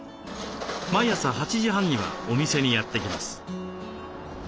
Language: Japanese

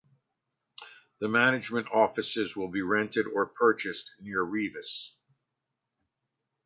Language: English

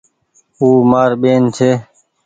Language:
Goaria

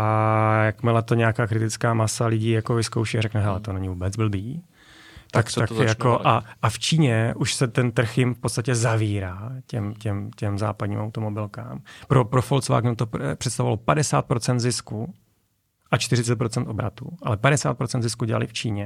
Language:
Czech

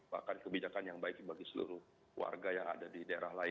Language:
Indonesian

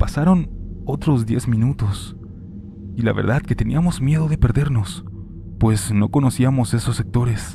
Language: Spanish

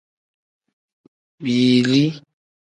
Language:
Tem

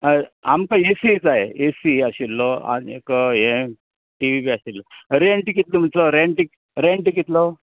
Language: Konkani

